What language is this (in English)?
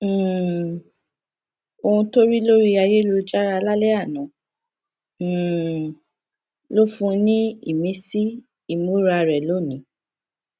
Yoruba